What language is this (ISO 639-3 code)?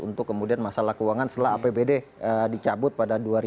ind